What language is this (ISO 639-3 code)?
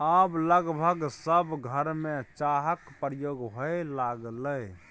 mai